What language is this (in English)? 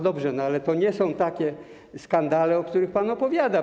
Polish